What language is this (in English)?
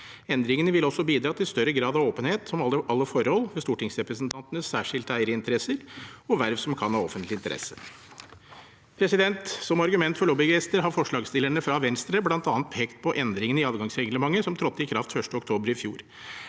Norwegian